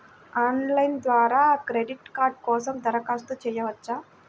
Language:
Telugu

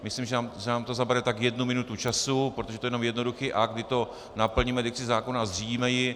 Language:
Czech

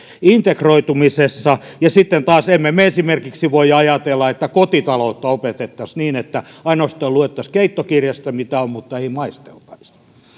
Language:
Finnish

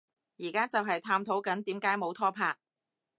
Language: Cantonese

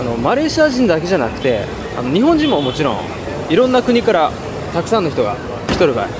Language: Japanese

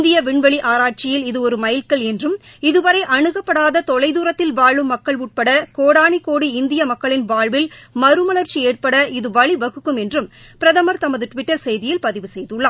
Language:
Tamil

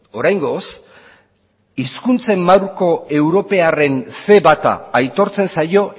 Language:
Basque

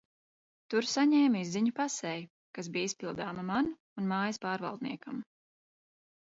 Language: Latvian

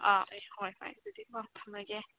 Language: Manipuri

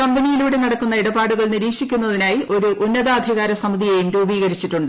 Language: Malayalam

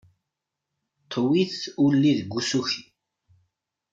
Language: Kabyle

